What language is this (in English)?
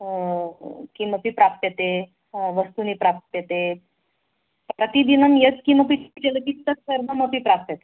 Sanskrit